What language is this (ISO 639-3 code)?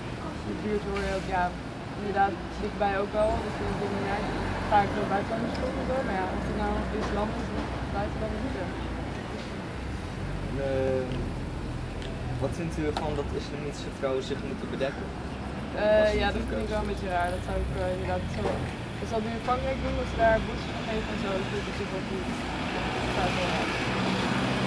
nld